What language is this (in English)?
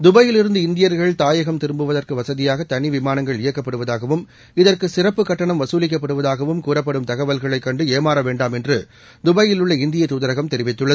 Tamil